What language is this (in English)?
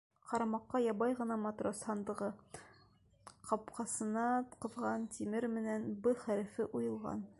Bashkir